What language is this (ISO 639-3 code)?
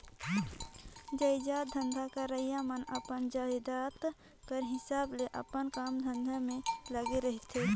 hne